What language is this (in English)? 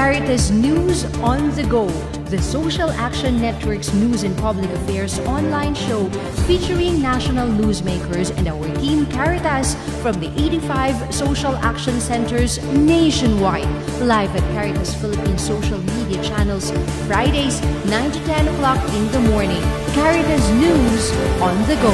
Filipino